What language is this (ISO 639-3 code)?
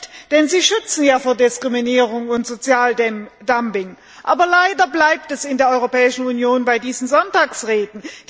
deu